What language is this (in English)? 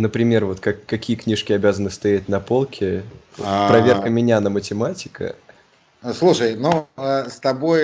Russian